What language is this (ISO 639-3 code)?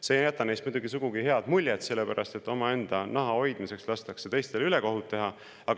est